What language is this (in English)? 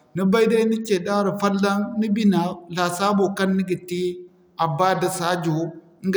Zarma